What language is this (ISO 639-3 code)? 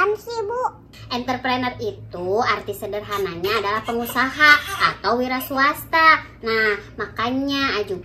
ind